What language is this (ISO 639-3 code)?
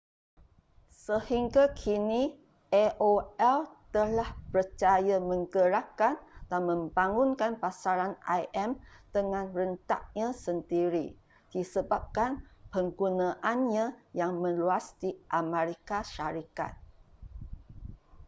msa